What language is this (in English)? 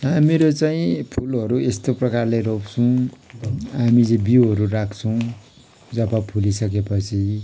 Nepali